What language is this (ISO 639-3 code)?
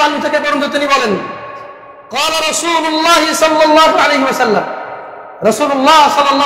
ara